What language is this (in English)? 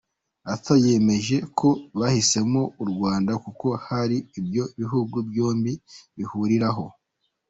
Kinyarwanda